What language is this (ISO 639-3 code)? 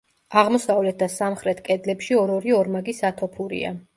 kat